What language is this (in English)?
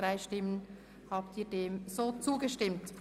Swiss German